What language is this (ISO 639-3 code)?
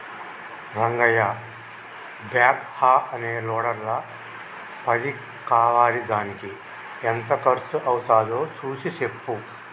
tel